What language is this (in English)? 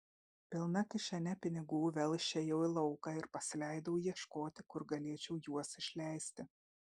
Lithuanian